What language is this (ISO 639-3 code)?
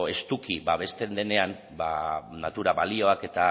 eus